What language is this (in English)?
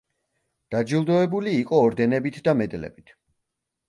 Georgian